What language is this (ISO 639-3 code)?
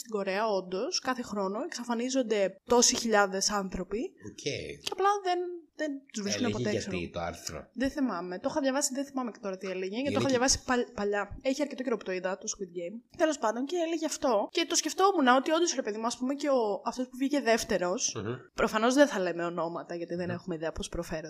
ell